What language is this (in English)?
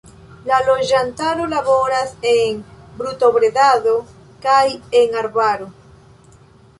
Esperanto